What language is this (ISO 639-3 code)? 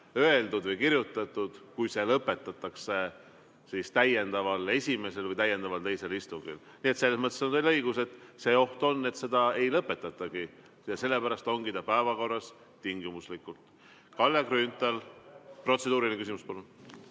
est